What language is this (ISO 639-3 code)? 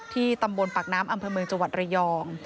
tha